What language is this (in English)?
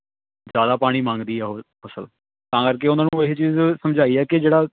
Punjabi